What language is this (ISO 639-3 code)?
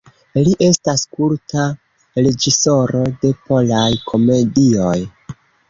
epo